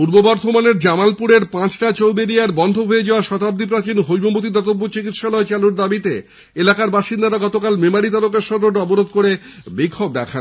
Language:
Bangla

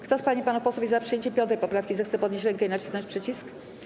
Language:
Polish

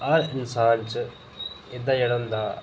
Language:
Dogri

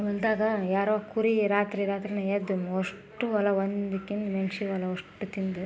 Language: Kannada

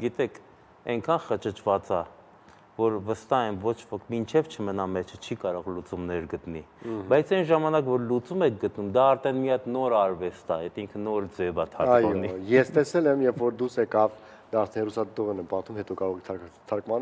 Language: Romanian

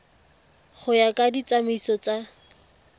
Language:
Tswana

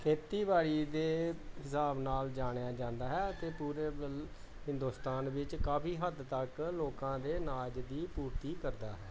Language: Punjabi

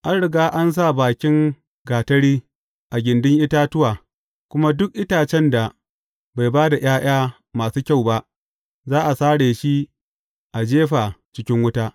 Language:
Hausa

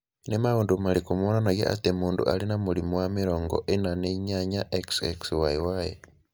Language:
Kikuyu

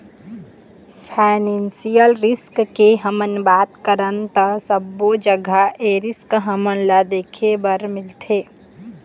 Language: Chhattisgarhi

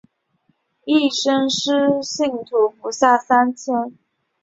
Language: Chinese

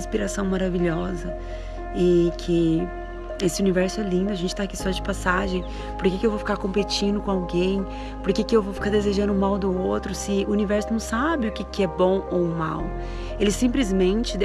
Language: Portuguese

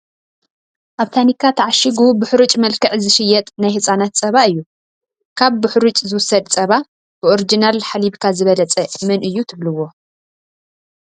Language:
Tigrinya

